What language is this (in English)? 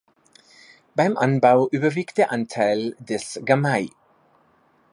German